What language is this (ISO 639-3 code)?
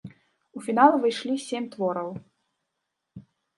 bel